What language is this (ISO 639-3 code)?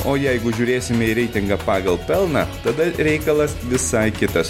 lit